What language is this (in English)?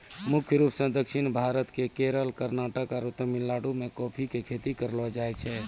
Maithili